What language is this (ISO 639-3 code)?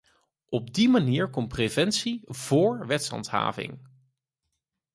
nld